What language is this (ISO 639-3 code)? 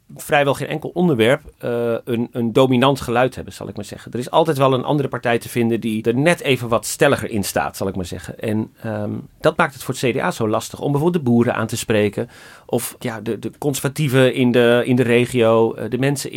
nld